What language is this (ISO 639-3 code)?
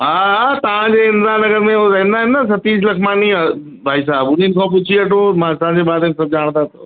snd